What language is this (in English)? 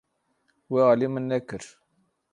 Kurdish